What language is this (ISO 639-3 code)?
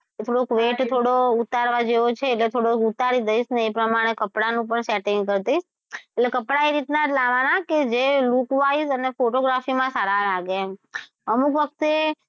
guj